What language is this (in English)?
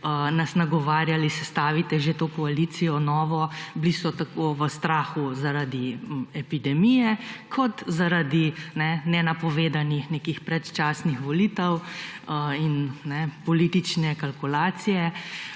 Slovenian